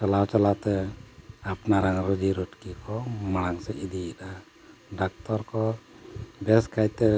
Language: Santali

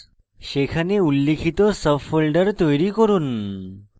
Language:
Bangla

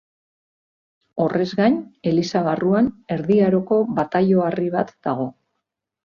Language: Basque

